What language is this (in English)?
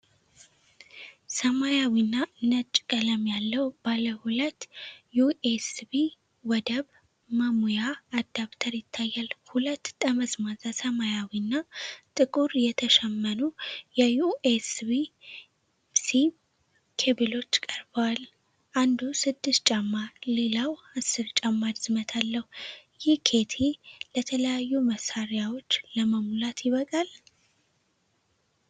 Amharic